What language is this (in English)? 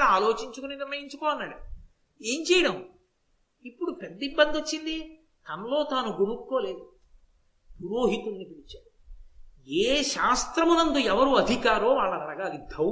Telugu